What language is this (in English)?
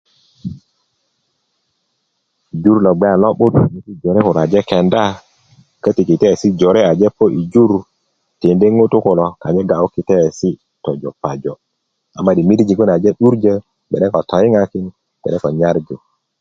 Kuku